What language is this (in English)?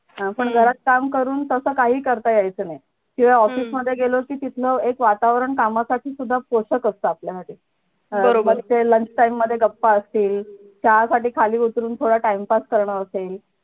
Marathi